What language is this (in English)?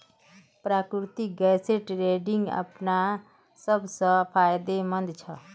Magahi